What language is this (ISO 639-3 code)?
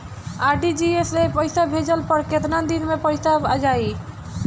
bho